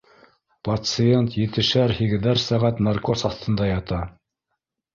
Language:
Bashkir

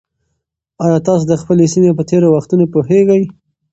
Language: Pashto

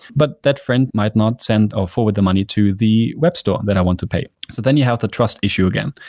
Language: English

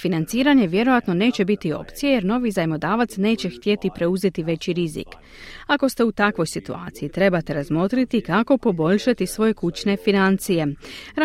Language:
Croatian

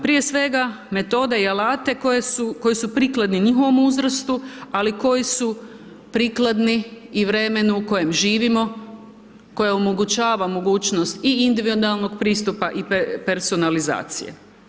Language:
Croatian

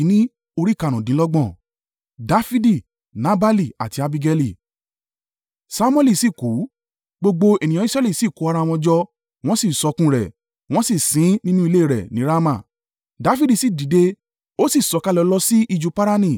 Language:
Yoruba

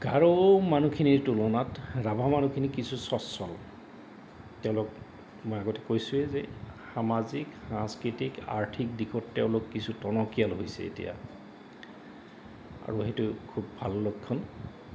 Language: Assamese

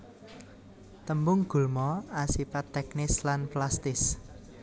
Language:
Javanese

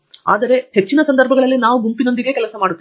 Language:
Kannada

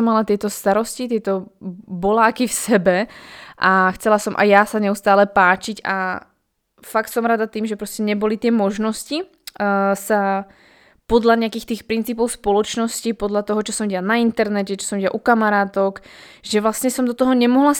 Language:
Slovak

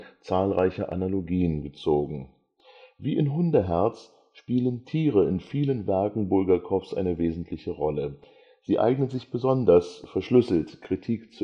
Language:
German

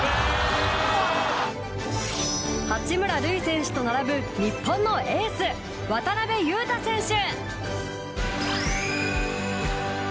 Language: Japanese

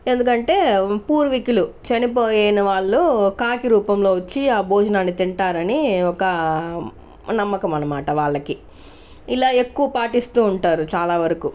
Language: Telugu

